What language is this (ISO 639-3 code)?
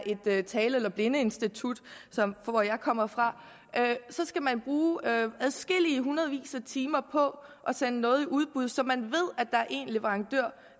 dan